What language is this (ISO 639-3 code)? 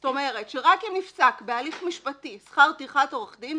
heb